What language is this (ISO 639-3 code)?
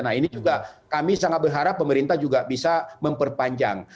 ind